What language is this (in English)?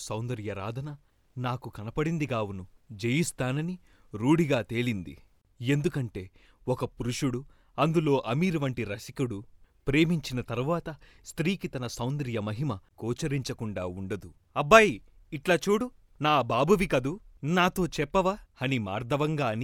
Telugu